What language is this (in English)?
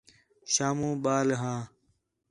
Khetrani